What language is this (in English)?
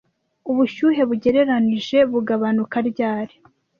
Kinyarwanda